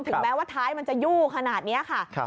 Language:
Thai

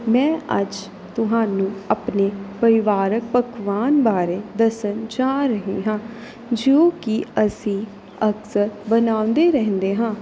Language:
Punjabi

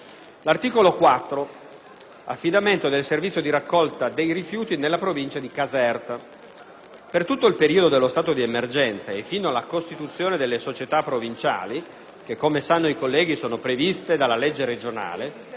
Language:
Italian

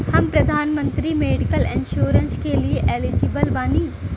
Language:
Bhojpuri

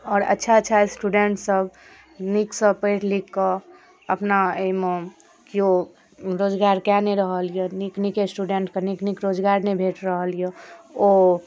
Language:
Maithili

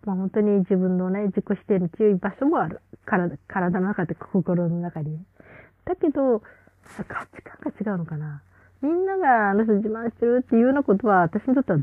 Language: Japanese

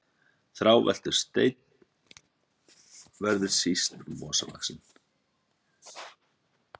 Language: Icelandic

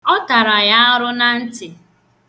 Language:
Igbo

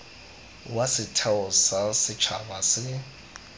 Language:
Tswana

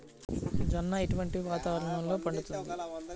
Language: Telugu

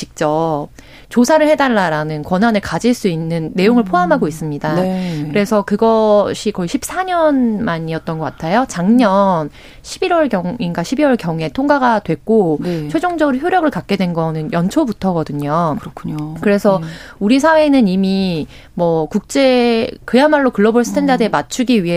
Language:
Korean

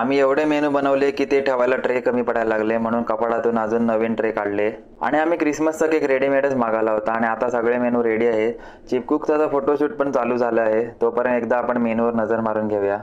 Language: Marathi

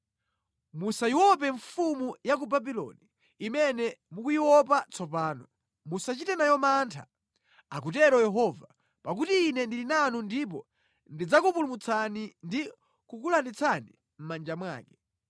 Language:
Nyanja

